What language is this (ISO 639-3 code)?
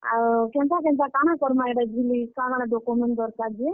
ori